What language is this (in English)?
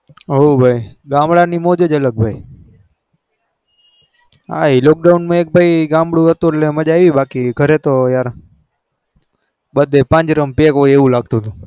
Gujarati